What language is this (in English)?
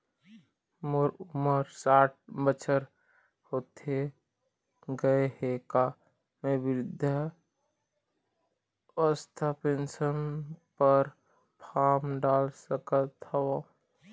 Chhattisgarhi